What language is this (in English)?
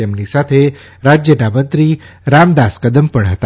Gujarati